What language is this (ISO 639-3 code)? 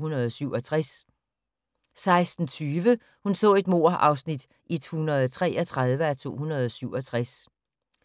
dan